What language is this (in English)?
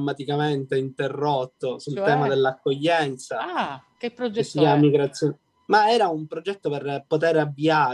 Italian